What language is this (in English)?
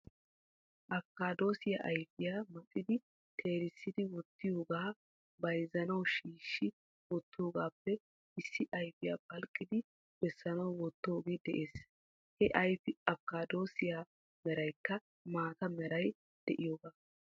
Wolaytta